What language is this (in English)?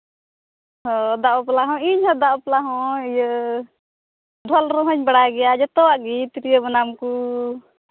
Santali